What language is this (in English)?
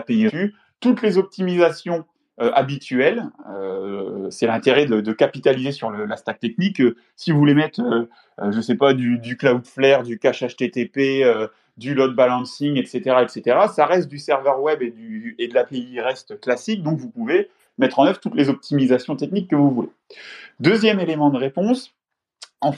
French